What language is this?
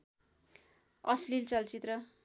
Nepali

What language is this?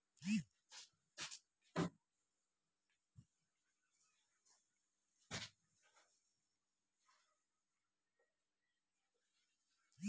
Maithili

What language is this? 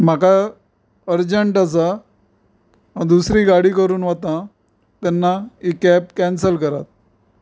Konkani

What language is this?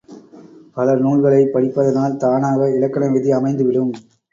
Tamil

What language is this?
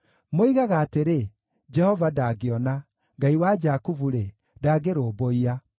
Kikuyu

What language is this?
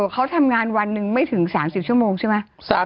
Thai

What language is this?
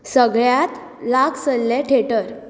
Konkani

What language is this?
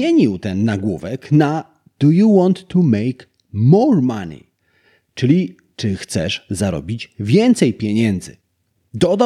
Polish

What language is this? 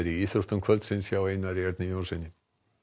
Icelandic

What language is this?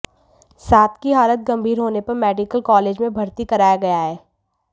Hindi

